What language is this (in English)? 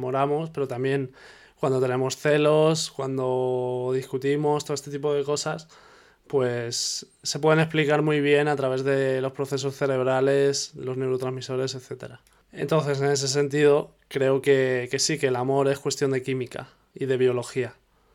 Spanish